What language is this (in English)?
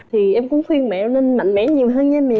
Vietnamese